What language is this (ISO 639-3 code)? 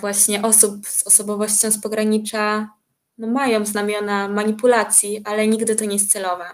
pol